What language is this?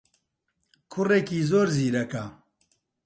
Central Kurdish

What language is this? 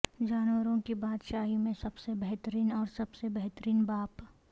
Urdu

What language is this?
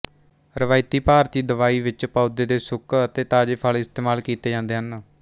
Punjabi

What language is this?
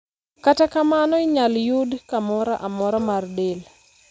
Luo (Kenya and Tanzania)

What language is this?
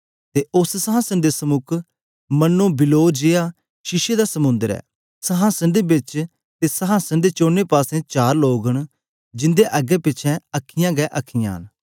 Dogri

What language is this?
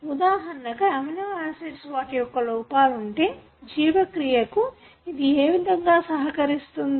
Telugu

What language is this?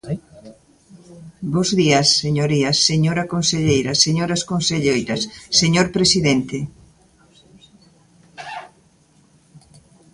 Galician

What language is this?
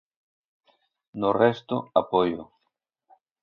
Galician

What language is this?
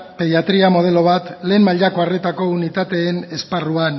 Basque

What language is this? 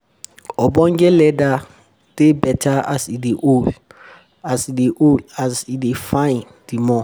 Nigerian Pidgin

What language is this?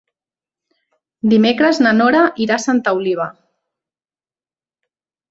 Catalan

